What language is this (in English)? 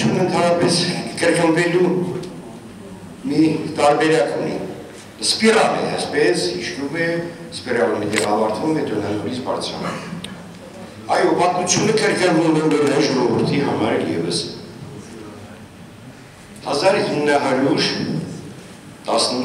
Turkish